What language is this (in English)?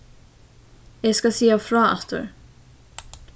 Faroese